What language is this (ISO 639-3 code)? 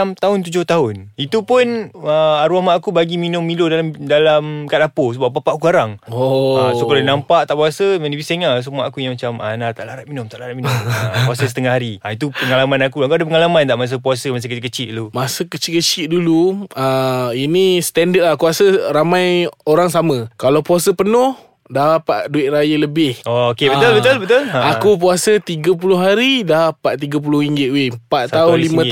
msa